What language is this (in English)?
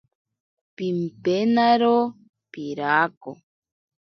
Ashéninka Perené